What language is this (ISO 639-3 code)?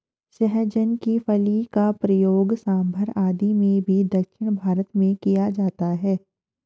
hin